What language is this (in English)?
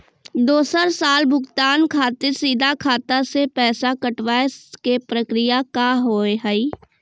Maithili